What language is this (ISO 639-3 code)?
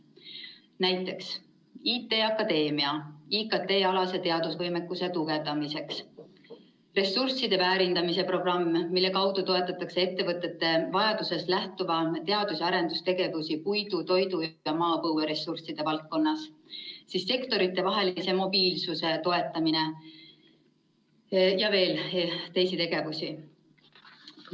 est